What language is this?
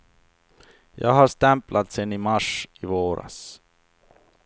Swedish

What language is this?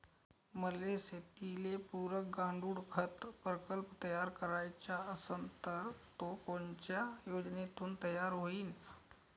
Marathi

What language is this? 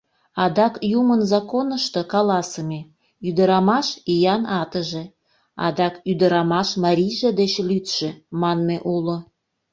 Mari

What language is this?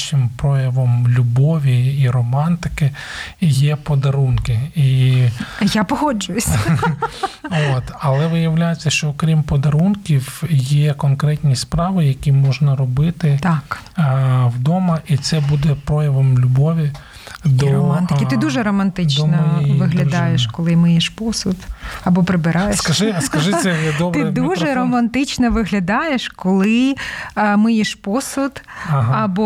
Ukrainian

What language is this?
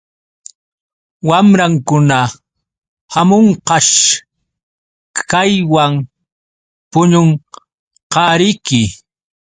Yauyos Quechua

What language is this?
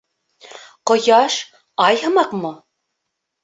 Bashkir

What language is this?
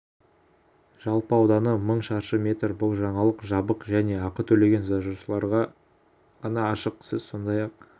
Kazakh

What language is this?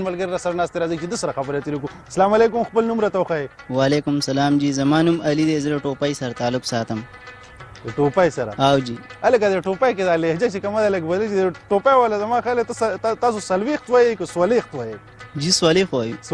Portuguese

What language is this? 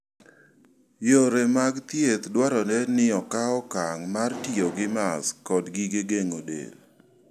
Luo (Kenya and Tanzania)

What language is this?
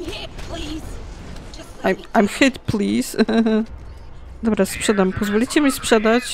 Polish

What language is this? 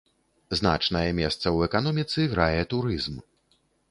Belarusian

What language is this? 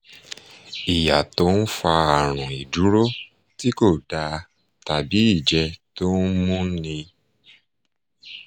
Yoruba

